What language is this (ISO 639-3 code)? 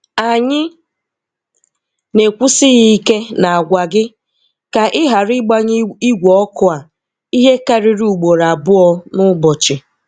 ibo